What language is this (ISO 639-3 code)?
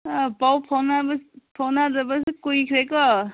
mni